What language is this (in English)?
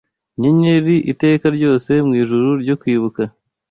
Kinyarwanda